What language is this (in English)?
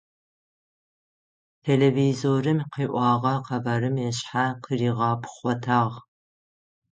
Adyghe